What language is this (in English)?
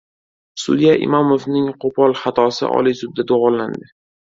Uzbek